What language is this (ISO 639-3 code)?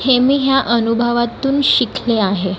mar